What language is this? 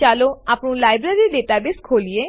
Gujarati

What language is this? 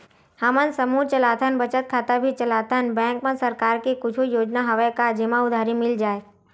Chhattisgarhi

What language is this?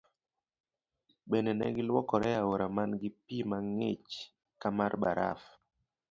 Luo (Kenya and Tanzania)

